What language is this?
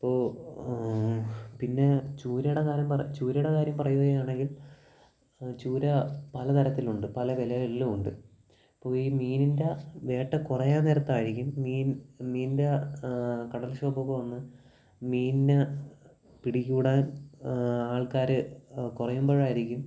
Malayalam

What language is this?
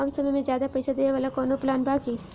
Bhojpuri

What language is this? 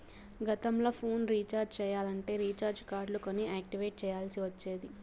Telugu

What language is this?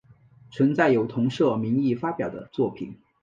Chinese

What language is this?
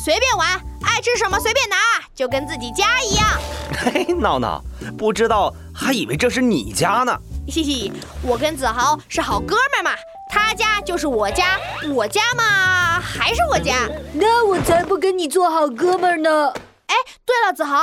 Chinese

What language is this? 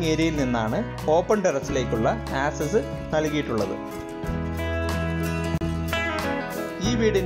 Hindi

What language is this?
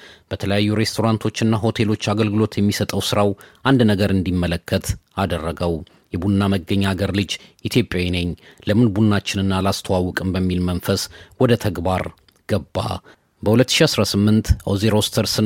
Amharic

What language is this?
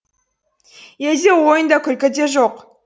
Kazakh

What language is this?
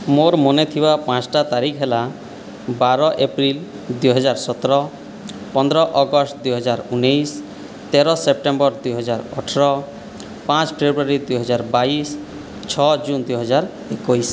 Odia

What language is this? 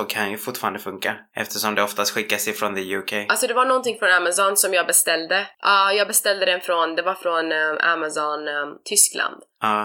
Swedish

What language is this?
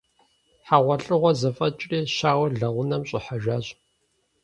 Kabardian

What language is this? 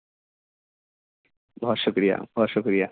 Urdu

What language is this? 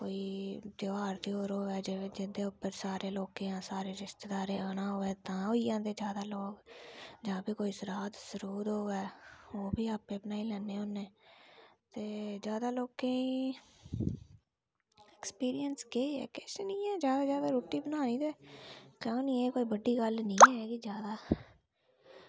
Dogri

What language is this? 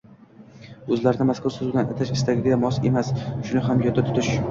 Uzbek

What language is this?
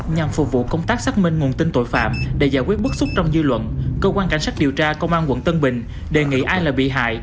Vietnamese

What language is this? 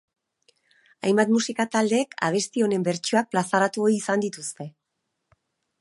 Basque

